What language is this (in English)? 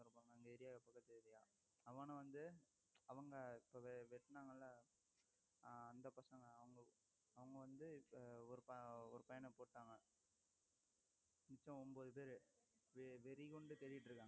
Tamil